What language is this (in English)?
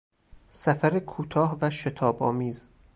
Persian